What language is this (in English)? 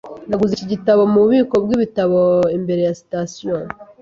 Kinyarwanda